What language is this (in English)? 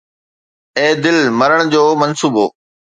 Sindhi